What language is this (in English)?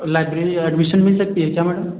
Hindi